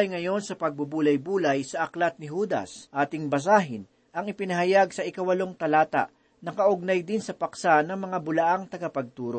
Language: Filipino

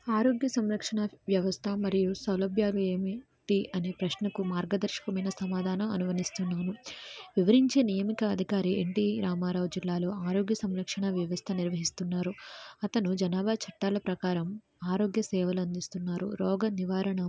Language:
Telugu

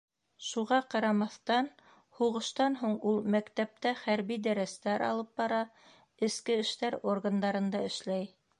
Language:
Bashkir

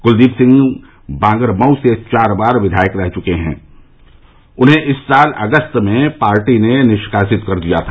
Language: Hindi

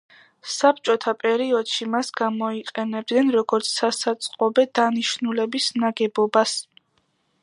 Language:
Georgian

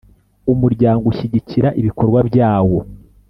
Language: Kinyarwanda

